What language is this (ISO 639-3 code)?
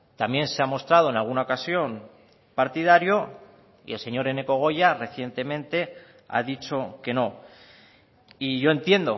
spa